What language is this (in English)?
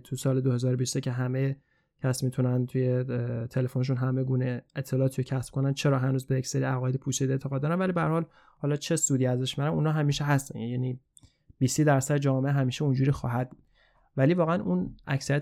Persian